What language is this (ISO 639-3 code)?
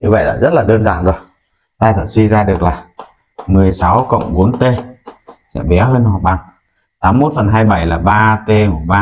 vie